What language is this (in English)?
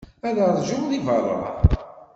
Kabyle